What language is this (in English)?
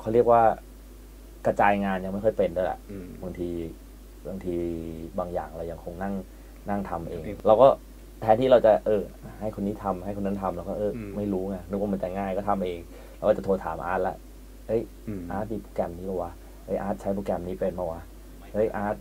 Thai